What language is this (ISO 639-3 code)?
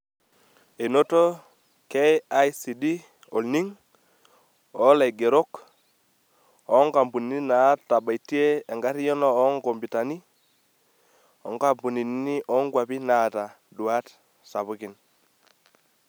mas